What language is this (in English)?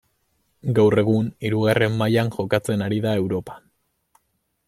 Basque